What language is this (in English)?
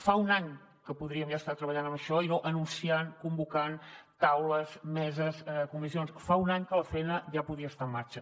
Catalan